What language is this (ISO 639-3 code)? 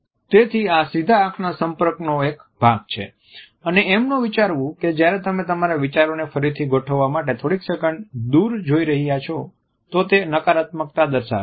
guj